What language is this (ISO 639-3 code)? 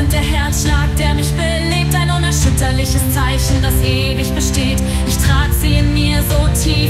deu